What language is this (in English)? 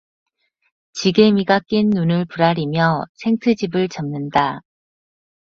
Korean